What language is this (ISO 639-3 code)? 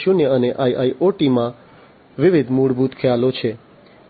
guj